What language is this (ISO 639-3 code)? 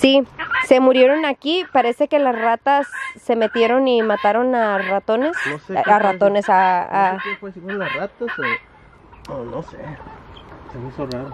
spa